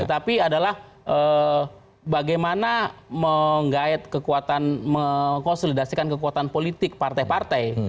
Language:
Indonesian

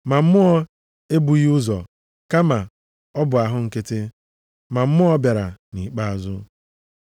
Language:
Igbo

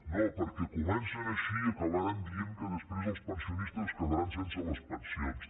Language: Catalan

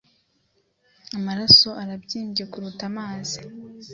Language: Kinyarwanda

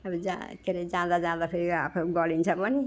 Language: Nepali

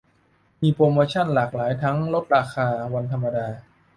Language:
Thai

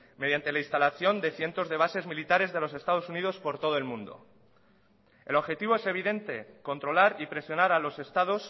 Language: Spanish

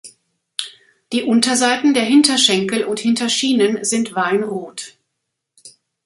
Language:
German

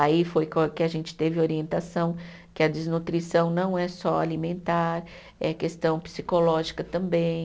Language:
Portuguese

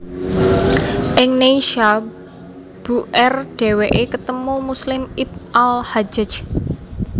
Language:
Javanese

